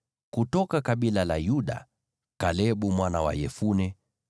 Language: Swahili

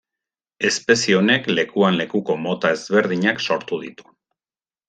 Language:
Basque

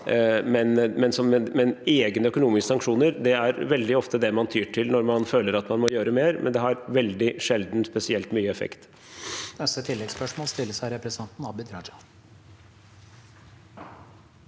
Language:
Norwegian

